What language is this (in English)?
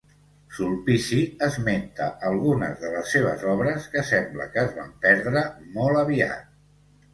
Catalan